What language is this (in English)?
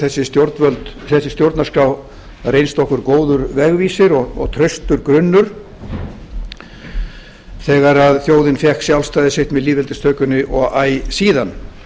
Icelandic